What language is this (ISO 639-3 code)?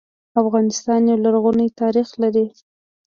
pus